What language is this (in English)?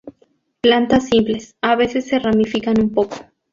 Spanish